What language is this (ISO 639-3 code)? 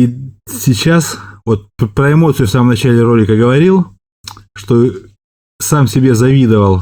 rus